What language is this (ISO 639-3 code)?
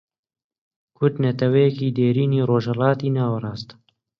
ckb